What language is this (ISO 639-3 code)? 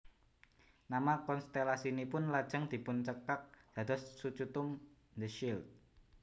jav